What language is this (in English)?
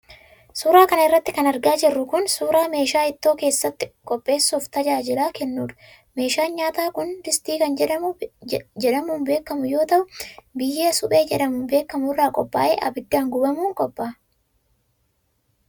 Oromo